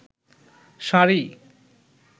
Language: Bangla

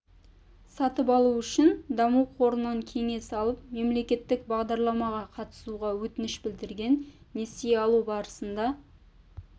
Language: Kazakh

